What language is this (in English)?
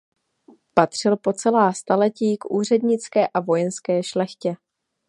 Czech